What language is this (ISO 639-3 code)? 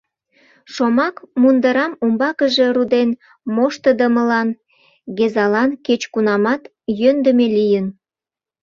chm